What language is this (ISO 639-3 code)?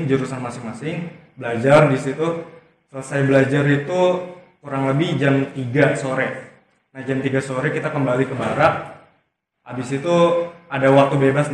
ind